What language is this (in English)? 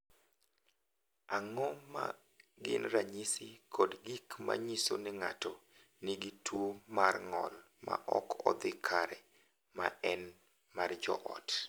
Luo (Kenya and Tanzania)